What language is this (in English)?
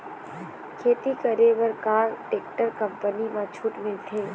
Chhattisgarhi